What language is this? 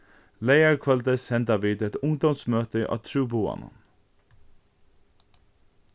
Faroese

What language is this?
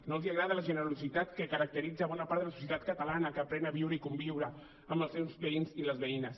Catalan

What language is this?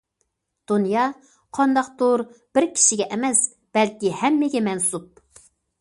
Uyghur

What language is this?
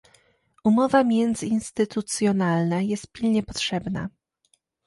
Polish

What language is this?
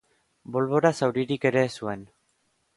Basque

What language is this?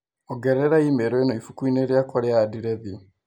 Kikuyu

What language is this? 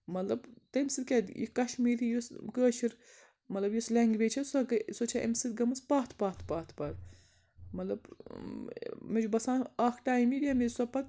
Kashmiri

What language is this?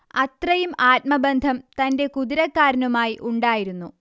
Malayalam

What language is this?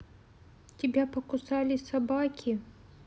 Russian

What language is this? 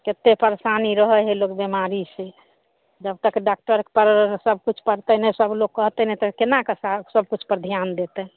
Maithili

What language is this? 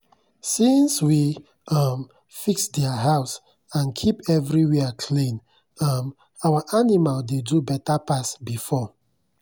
Nigerian Pidgin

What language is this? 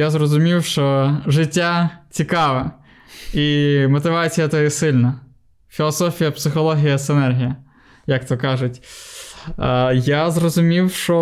Ukrainian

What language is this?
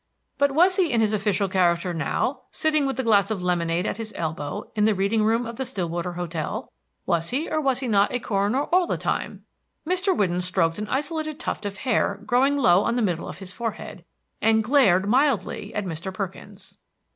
English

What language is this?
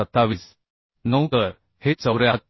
Marathi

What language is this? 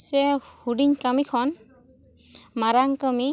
Santali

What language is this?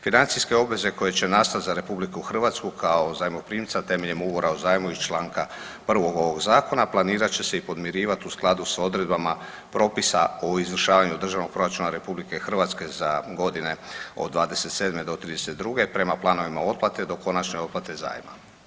Croatian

